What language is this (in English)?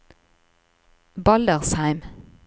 Norwegian